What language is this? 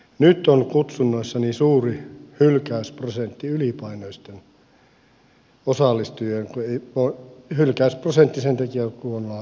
Finnish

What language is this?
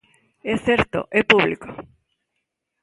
Galician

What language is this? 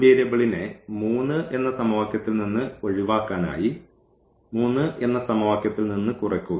Malayalam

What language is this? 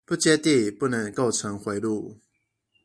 Chinese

